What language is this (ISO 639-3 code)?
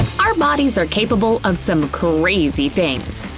eng